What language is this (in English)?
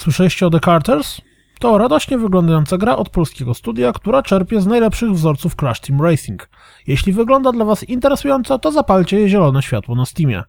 Polish